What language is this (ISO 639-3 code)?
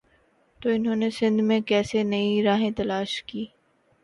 urd